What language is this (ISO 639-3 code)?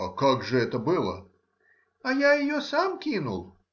rus